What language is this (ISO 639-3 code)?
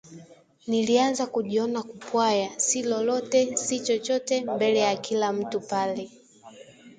swa